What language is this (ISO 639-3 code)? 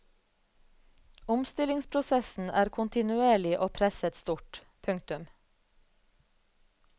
nor